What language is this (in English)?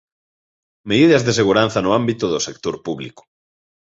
Galician